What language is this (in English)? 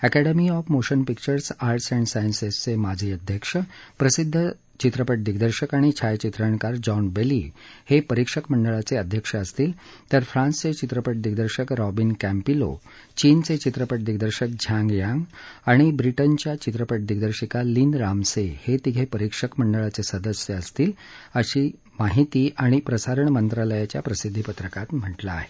Marathi